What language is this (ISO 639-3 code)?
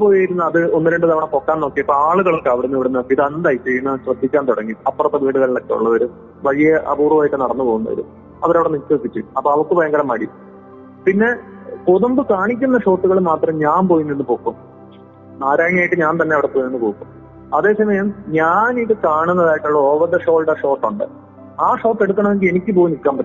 mal